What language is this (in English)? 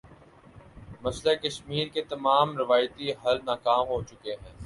Urdu